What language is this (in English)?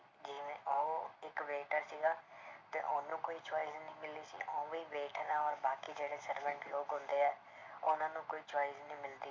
Punjabi